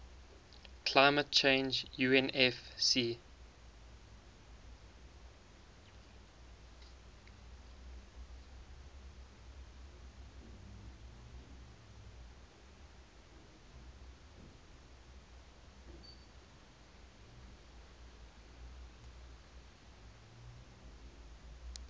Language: English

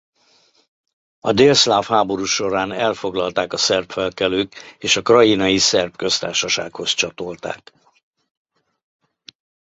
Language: Hungarian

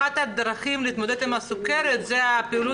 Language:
Hebrew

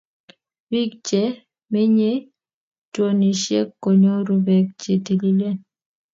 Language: Kalenjin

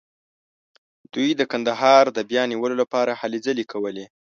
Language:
Pashto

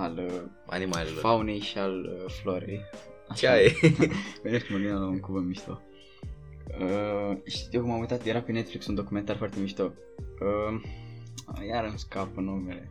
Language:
Romanian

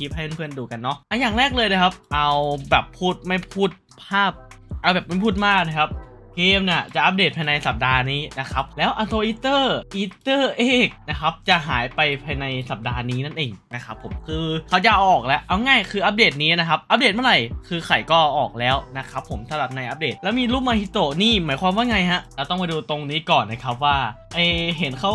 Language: Thai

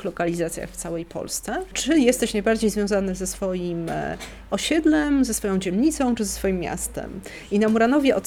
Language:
Polish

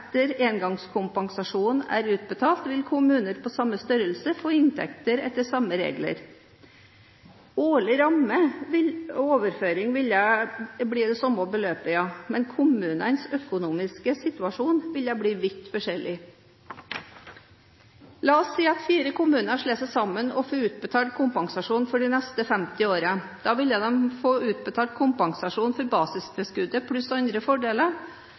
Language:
Norwegian Bokmål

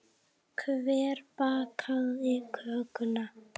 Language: Icelandic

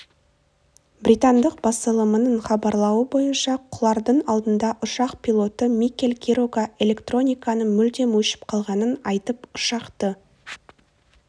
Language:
Kazakh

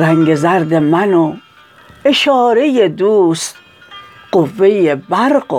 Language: Persian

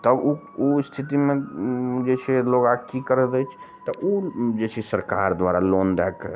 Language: Maithili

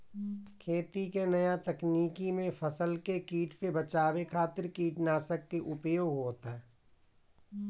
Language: Bhojpuri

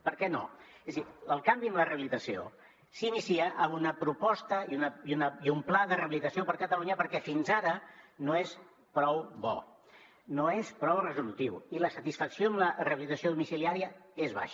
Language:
Catalan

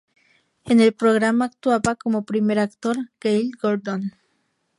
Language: Spanish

